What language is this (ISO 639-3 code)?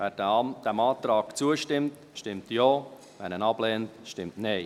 gsw